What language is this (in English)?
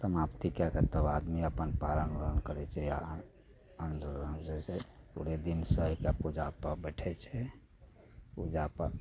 Maithili